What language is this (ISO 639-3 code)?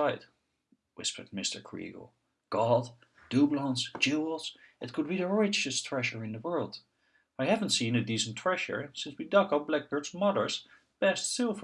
eng